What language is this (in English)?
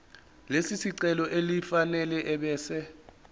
Zulu